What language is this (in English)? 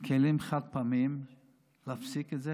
Hebrew